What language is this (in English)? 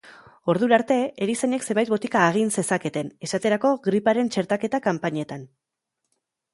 Basque